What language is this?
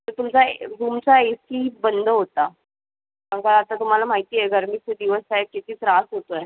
Marathi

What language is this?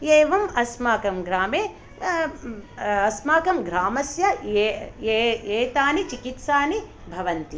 Sanskrit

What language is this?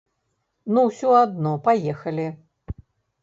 Belarusian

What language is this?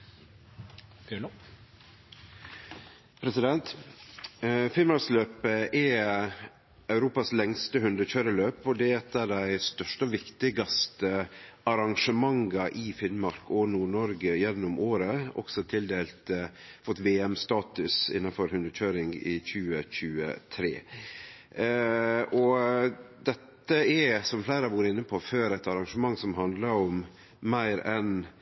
Norwegian Nynorsk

